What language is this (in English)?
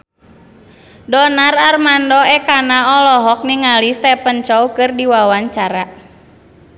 Sundanese